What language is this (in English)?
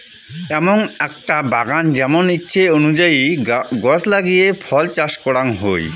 Bangla